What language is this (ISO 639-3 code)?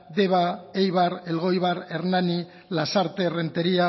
eus